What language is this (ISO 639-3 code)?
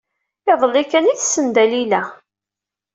kab